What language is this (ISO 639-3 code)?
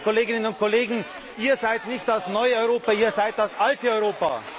deu